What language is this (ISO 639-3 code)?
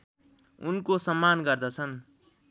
nep